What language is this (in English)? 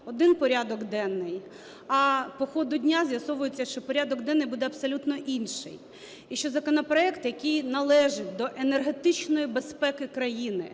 Ukrainian